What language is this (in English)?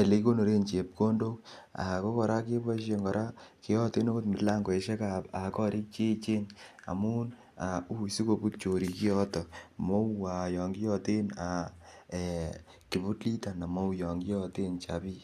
Kalenjin